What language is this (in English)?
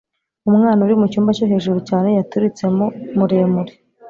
Kinyarwanda